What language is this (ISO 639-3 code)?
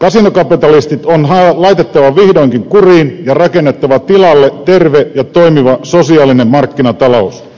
fin